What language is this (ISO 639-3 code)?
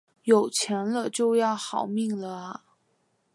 zho